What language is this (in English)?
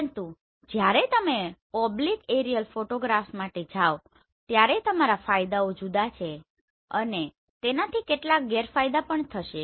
Gujarati